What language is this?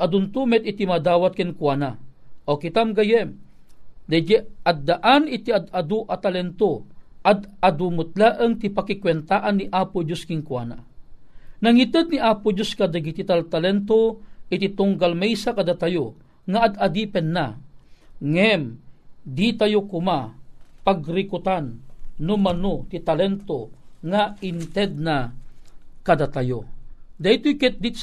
Filipino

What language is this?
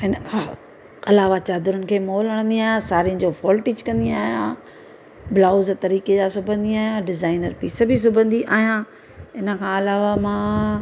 Sindhi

